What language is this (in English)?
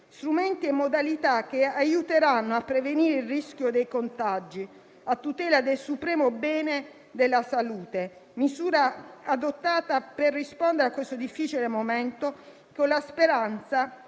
Italian